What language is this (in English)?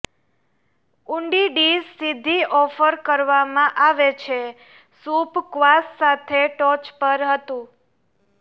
Gujarati